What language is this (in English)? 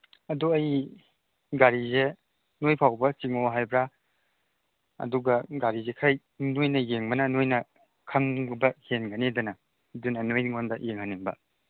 Manipuri